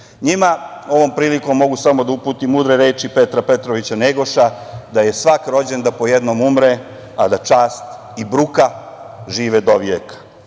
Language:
Serbian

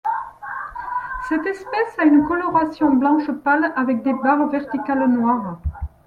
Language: French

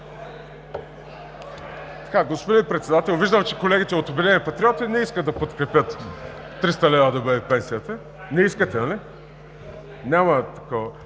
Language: Bulgarian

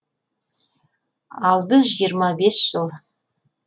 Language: Kazakh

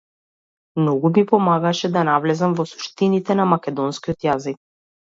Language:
Macedonian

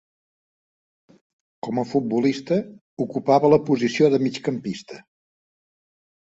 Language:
Catalan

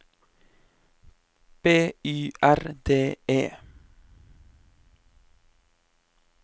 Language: Norwegian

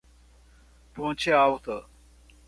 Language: Portuguese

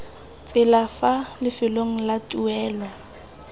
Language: Tswana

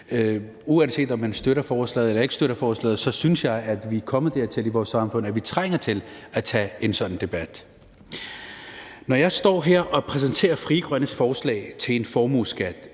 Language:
Danish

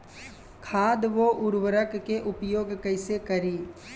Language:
Bhojpuri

